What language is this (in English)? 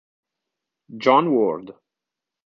Italian